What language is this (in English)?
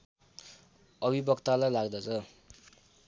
Nepali